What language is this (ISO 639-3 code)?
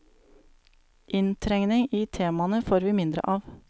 nor